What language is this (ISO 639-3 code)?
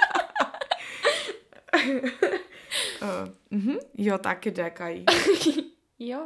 ces